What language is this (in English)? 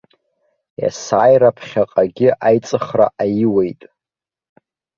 Abkhazian